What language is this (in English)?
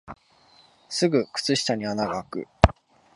Japanese